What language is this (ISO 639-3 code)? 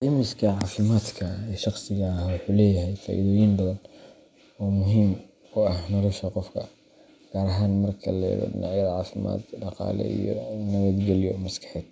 som